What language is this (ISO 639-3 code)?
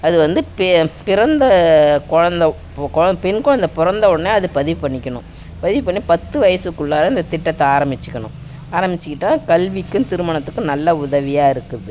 tam